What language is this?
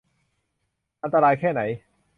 Thai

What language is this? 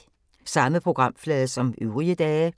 Danish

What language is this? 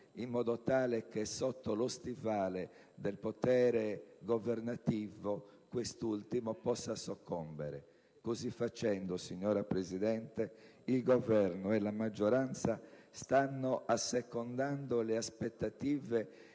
Italian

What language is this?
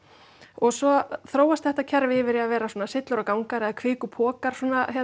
Icelandic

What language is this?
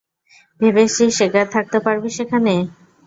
Bangla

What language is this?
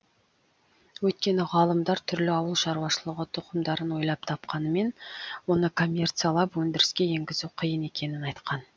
Kazakh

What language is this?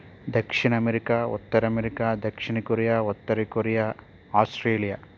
Telugu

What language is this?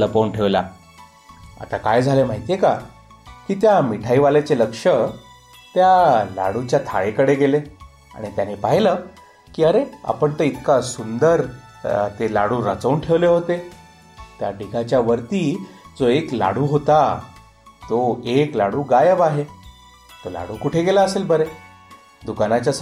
Marathi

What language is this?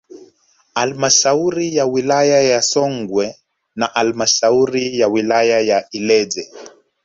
Swahili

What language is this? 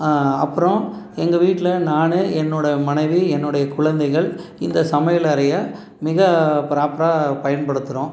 Tamil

